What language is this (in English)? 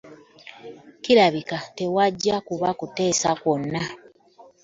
Ganda